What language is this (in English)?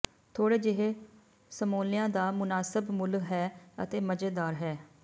Punjabi